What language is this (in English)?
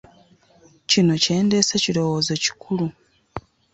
Ganda